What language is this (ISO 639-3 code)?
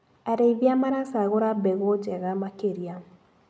kik